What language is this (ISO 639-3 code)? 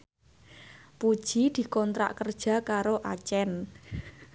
jav